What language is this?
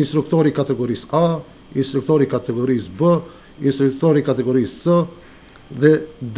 Romanian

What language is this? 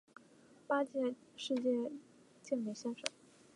Chinese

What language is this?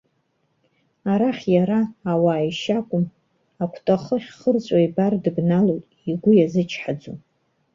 Abkhazian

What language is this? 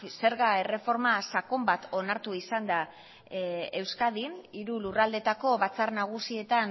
Basque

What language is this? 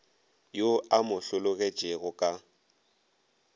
Northern Sotho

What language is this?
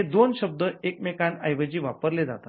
Marathi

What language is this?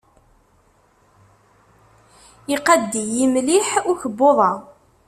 Kabyle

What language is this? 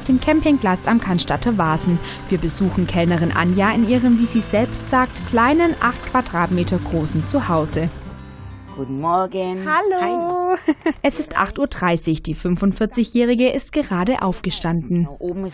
German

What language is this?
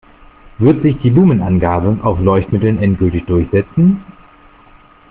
German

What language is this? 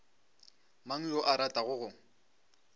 Northern Sotho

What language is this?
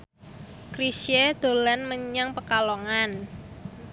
Javanese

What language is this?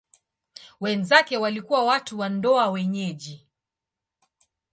Swahili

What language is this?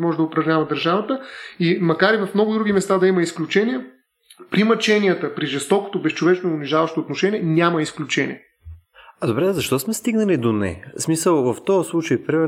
Bulgarian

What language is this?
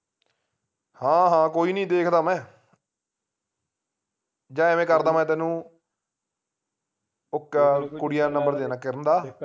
Punjabi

